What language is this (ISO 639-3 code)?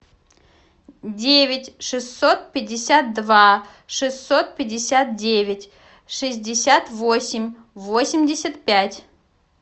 rus